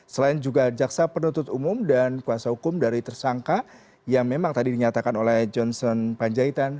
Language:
Indonesian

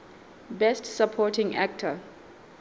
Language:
Southern Sotho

